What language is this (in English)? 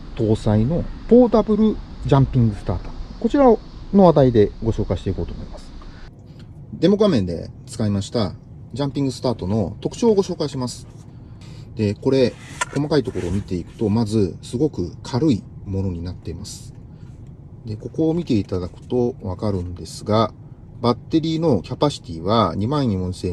Japanese